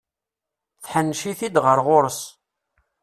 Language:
Kabyle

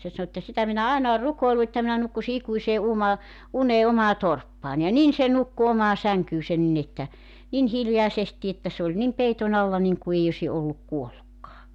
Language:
Finnish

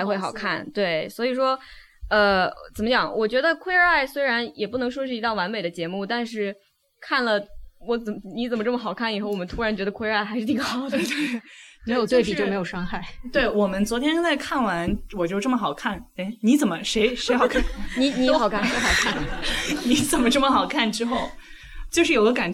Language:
Chinese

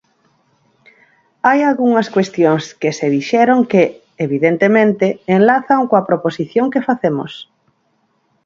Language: Galician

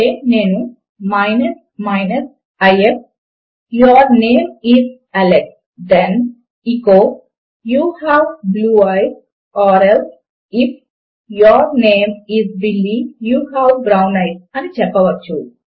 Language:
Telugu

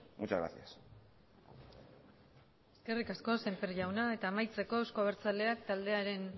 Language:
Basque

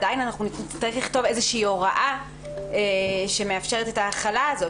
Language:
Hebrew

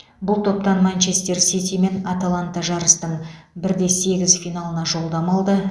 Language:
Kazakh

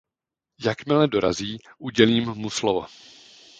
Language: Czech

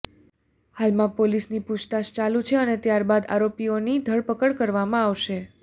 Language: Gujarati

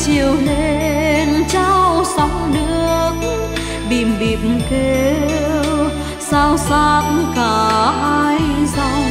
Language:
Vietnamese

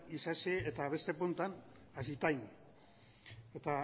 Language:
Basque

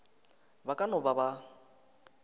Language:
Northern Sotho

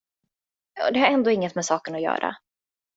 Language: Swedish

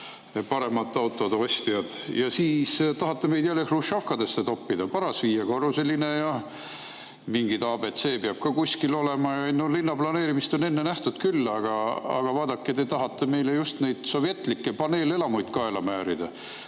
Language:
Estonian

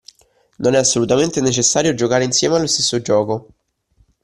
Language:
Italian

